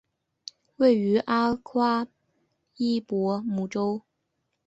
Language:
Chinese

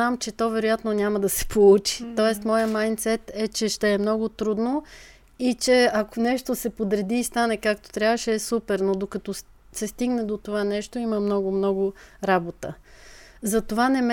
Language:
Bulgarian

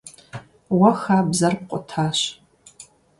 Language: Kabardian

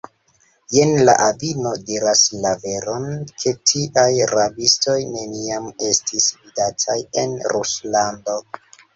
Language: Esperanto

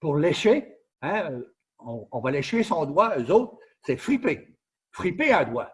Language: French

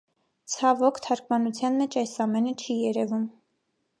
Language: Armenian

